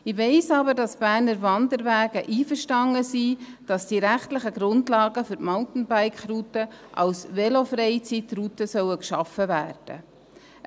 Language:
Swiss German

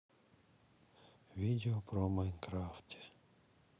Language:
Russian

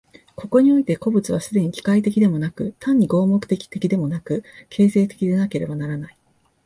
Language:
Japanese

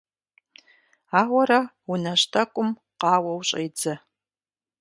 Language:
Kabardian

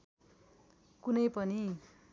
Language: Nepali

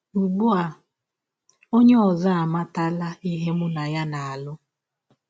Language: Igbo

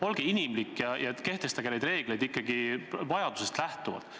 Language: Estonian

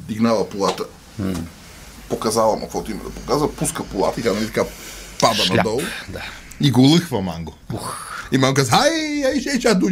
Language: Bulgarian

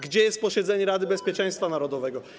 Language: Polish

